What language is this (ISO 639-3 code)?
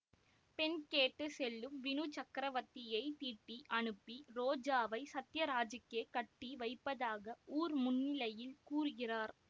tam